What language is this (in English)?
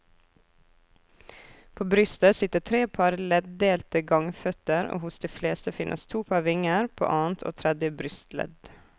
Norwegian